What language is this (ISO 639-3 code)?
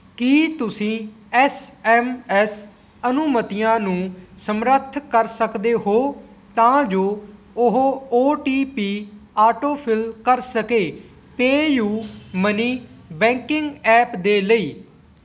pan